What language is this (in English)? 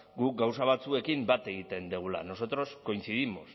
Basque